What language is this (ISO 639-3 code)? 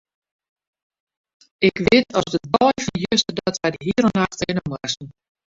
fry